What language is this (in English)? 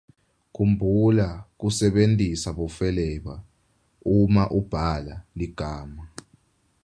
Swati